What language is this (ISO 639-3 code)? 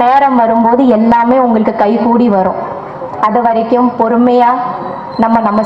ara